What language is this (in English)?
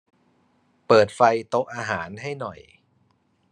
Thai